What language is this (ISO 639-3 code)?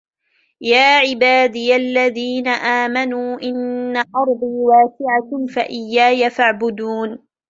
ara